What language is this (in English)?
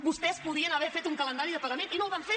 Catalan